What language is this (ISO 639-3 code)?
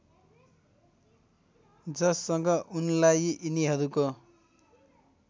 nep